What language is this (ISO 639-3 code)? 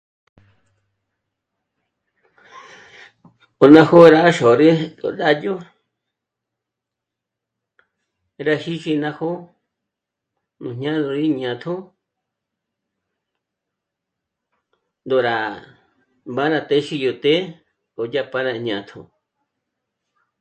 mmc